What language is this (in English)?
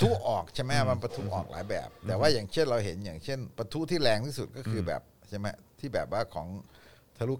Thai